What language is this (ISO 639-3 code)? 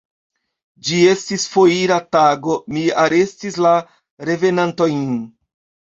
epo